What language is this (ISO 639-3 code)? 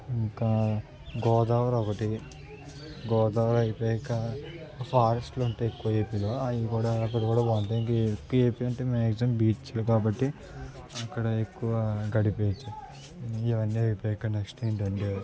tel